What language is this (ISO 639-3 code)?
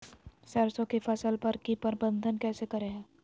mag